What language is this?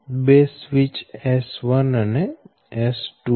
Gujarati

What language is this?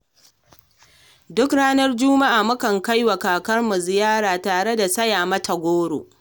Hausa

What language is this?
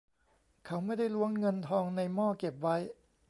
Thai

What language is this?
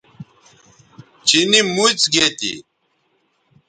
Bateri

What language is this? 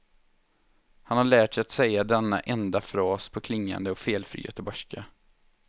Swedish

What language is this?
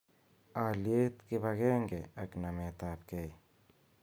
Kalenjin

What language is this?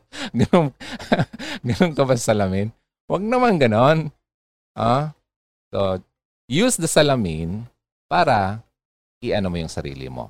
Filipino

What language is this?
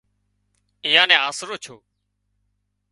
Wadiyara Koli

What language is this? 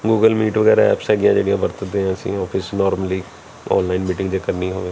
Punjabi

